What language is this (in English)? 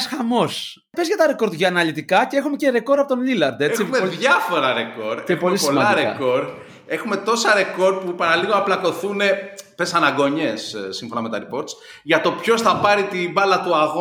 Greek